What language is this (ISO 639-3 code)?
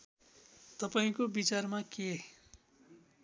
nep